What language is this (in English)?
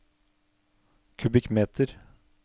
Norwegian